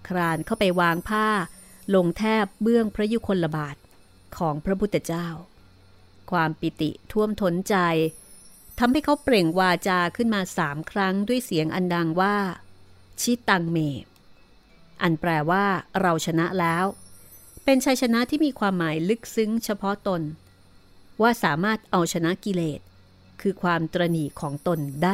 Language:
Thai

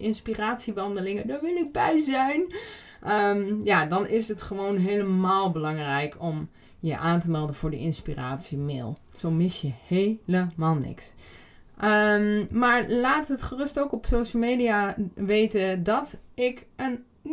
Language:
Dutch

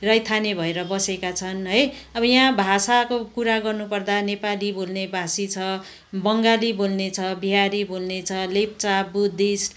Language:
Nepali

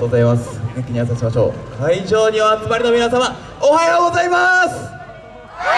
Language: Japanese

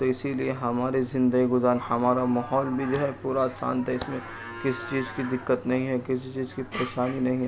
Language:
Urdu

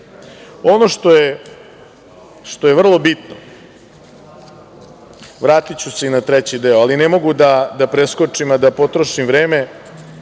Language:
Serbian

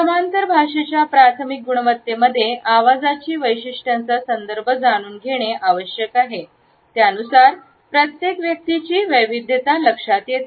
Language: Marathi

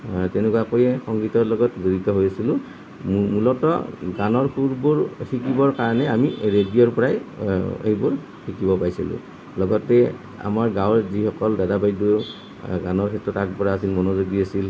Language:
Assamese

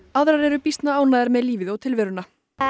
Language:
Icelandic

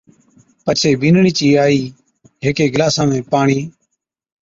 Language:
Od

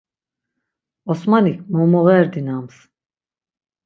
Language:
Laz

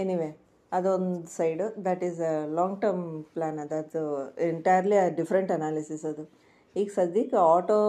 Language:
Kannada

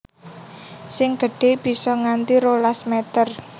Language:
Javanese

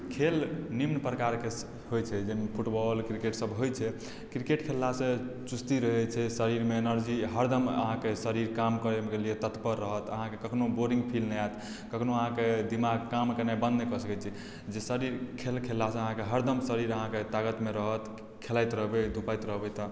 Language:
Maithili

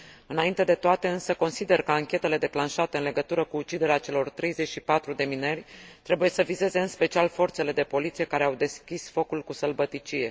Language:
Romanian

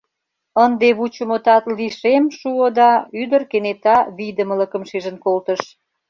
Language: Mari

